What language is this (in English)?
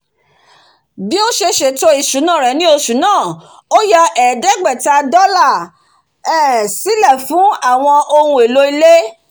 Yoruba